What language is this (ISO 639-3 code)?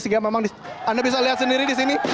ind